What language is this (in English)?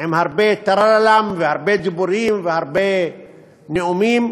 Hebrew